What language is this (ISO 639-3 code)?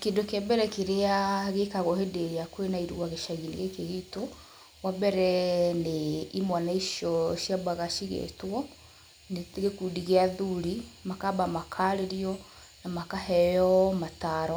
kik